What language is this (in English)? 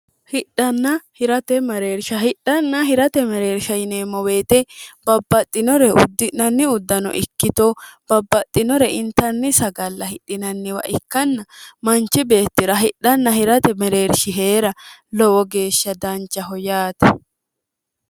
Sidamo